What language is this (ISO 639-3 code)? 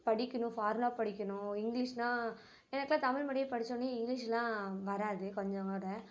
tam